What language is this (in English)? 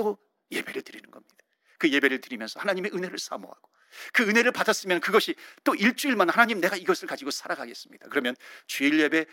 Korean